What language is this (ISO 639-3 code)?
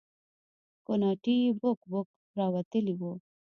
pus